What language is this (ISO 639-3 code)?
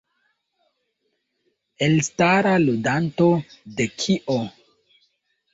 epo